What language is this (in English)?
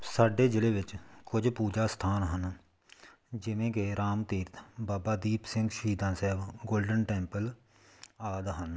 Punjabi